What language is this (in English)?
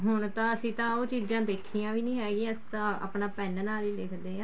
Punjabi